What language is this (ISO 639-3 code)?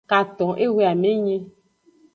ajg